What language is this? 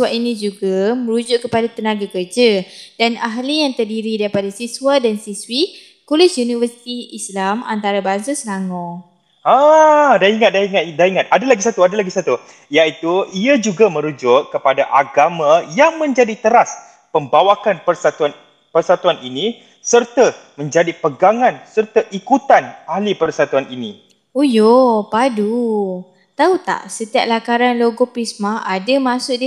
Malay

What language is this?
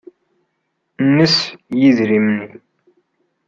Kabyle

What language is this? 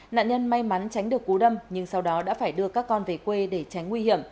Vietnamese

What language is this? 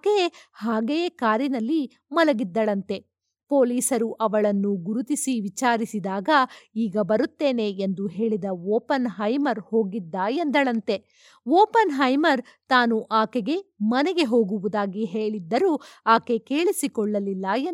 Kannada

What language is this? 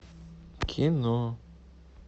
Russian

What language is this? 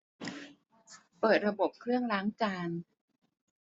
Thai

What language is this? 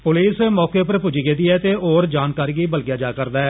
Dogri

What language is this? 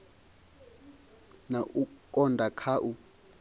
Venda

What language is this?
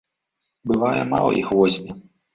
Belarusian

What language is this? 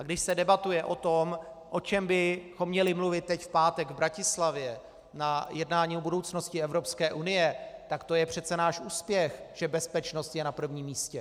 Czech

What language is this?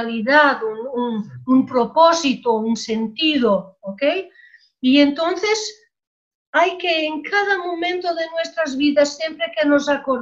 Spanish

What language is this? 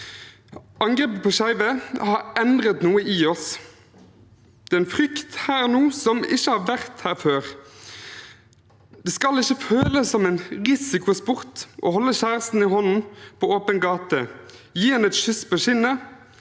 Norwegian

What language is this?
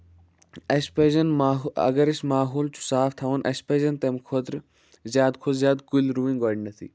Kashmiri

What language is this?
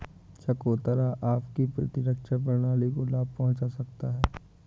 Hindi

